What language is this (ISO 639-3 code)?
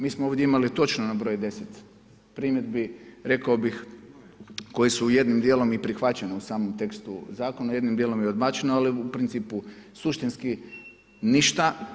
hrv